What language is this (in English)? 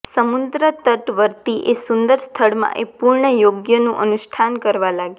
Gujarati